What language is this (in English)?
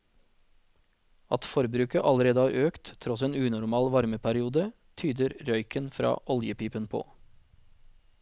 Norwegian